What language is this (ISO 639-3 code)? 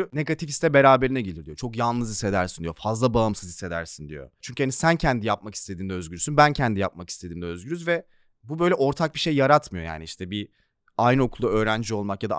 tur